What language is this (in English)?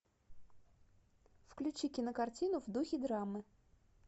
Russian